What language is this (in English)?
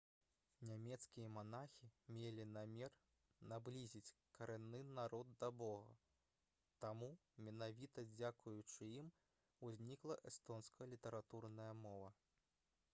Belarusian